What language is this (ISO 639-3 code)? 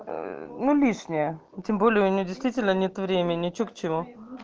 rus